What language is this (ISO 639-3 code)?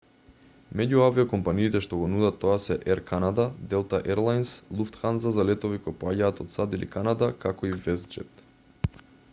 mkd